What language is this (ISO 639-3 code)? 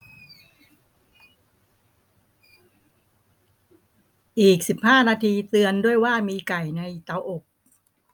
tha